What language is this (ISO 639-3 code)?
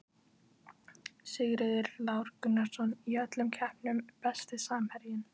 isl